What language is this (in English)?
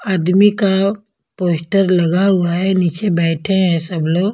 Hindi